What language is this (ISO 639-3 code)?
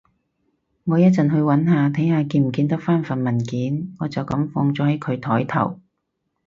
yue